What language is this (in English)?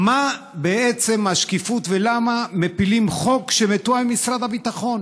Hebrew